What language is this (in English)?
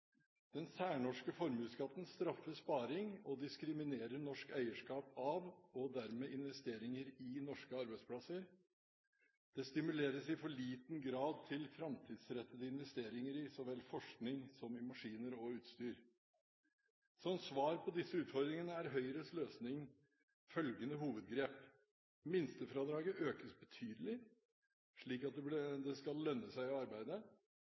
Norwegian Bokmål